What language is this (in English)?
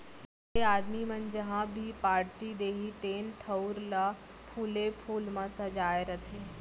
Chhattisgarhi